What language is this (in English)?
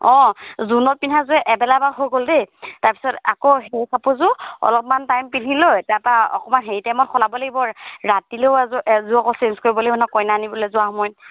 Assamese